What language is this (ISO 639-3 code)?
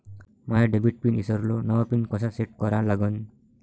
mar